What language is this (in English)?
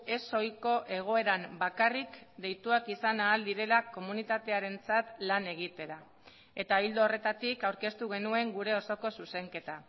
Basque